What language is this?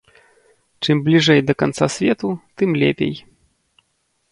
Belarusian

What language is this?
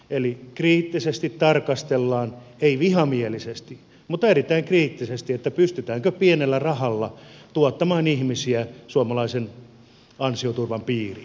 Finnish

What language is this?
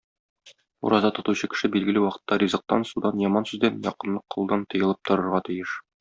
Tatar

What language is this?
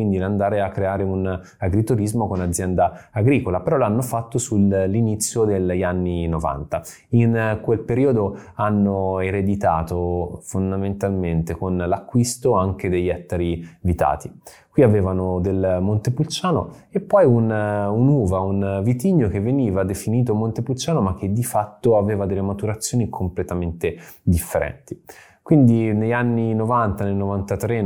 Italian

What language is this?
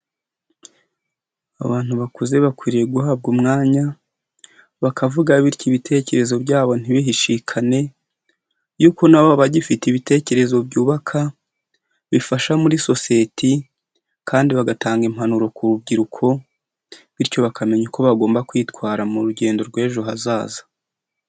Kinyarwanda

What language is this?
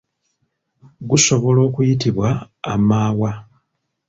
Ganda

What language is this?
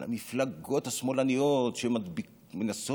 Hebrew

